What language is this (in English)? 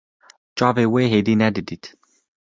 Kurdish